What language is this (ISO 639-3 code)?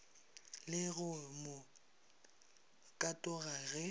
nso